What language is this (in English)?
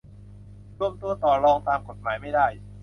Thai